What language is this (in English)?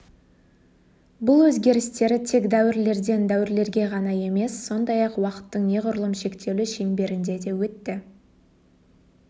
Kazakh